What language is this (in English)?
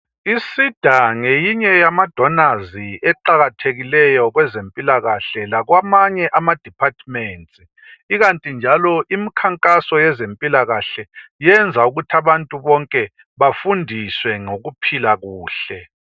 North Ndebele